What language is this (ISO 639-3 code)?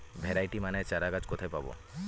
ben